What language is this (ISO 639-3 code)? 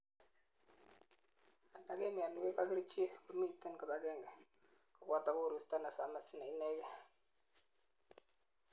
kln